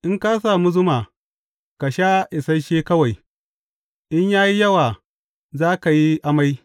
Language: Hausa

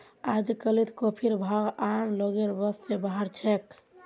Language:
Magahi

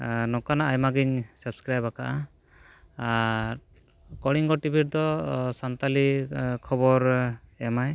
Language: Santali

